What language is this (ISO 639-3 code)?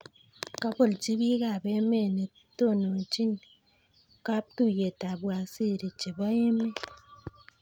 kln